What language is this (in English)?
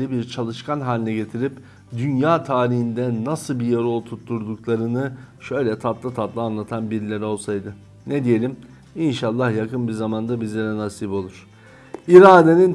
Turkish